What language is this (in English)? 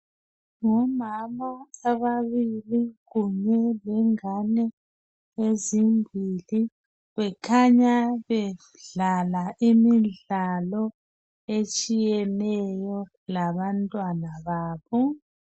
North Ndebele